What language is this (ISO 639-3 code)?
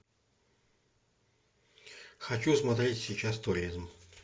rus